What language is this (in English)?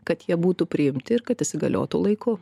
Lithuanian